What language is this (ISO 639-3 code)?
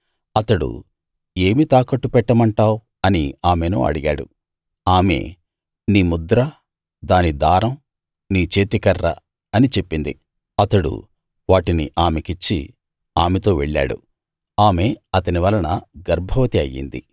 tel